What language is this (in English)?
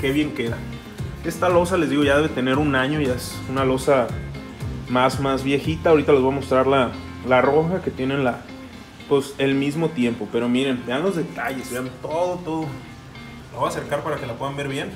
Spanish